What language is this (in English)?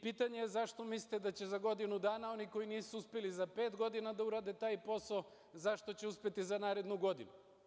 Serbian